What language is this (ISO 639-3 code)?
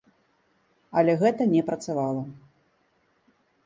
bel